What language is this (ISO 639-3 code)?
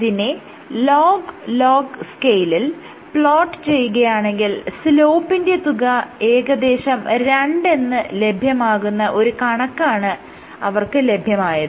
mal